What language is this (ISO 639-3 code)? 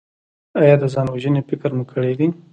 pus